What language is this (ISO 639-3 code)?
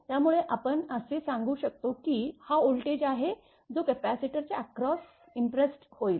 mar